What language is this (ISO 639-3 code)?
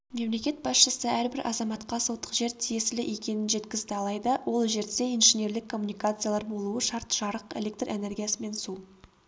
kaz